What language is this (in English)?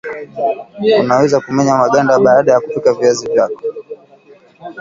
Swahili